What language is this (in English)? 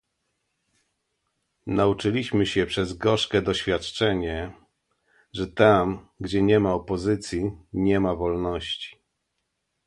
Polish